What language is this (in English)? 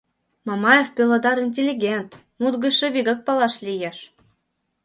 Mari